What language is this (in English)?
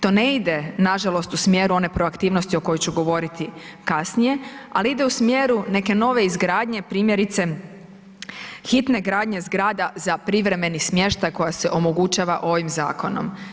Croatian